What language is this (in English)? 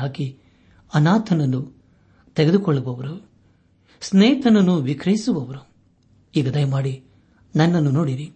Kannada